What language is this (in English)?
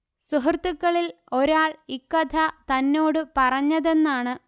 Malayalam